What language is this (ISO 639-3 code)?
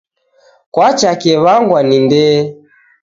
dav